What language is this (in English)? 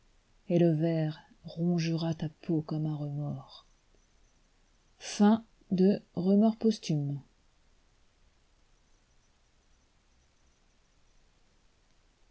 French